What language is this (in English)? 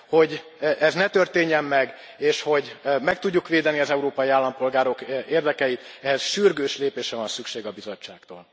Hungarian